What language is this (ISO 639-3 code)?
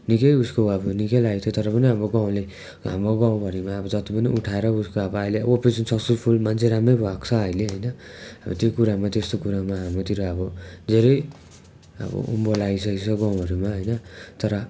nep